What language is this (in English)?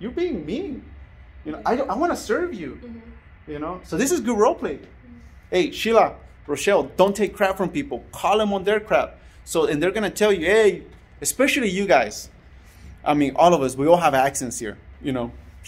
English